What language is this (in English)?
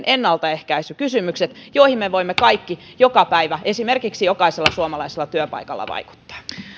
Finnish